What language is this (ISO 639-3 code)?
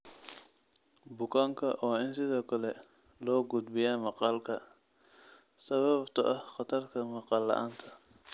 som